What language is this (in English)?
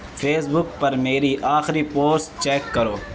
Urdu